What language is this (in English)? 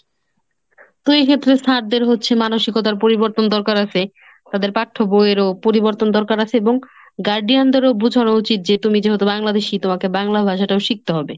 Bangla